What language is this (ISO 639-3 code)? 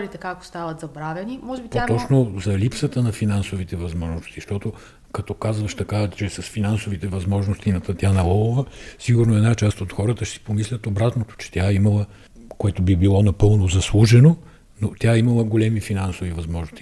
bul